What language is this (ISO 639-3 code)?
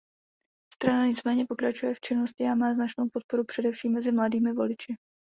ces